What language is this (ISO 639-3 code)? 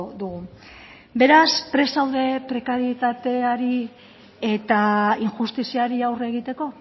eus